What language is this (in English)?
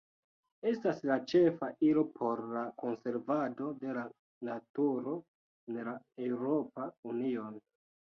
Esperanto